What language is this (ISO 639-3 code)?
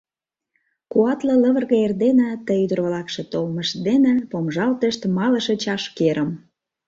chm